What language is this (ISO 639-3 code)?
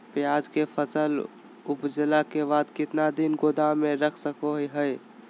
mag